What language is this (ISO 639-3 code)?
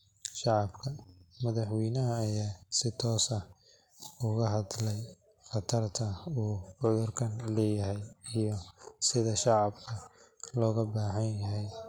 som